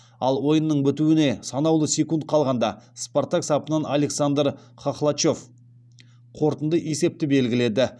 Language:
Kazakh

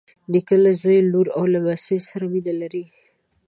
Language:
Pashto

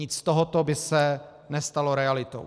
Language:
Czech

